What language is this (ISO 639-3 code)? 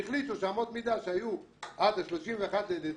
heb